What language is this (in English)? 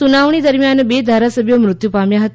Gujarati